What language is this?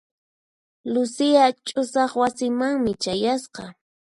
Puno Quechua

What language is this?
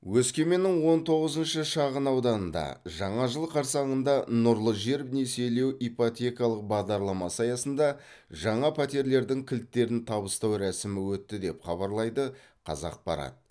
Kazakh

